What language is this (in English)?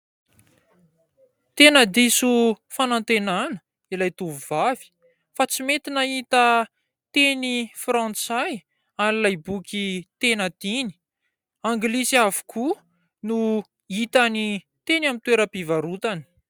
Malagasy